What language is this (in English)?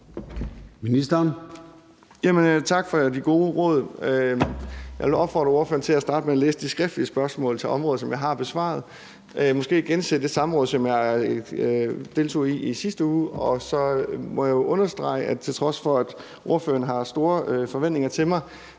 Danish